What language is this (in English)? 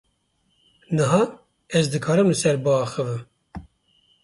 Kurdish